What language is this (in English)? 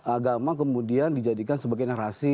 Indonesian